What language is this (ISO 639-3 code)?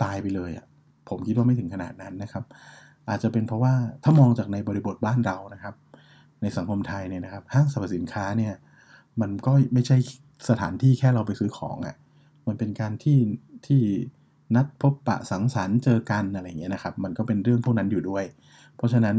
tha